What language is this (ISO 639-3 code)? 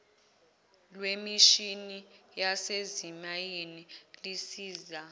zul